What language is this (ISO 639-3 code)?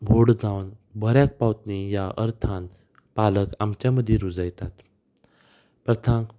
kok